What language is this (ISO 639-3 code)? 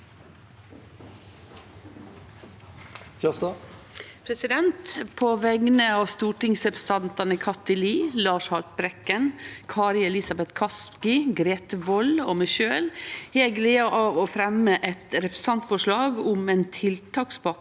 nor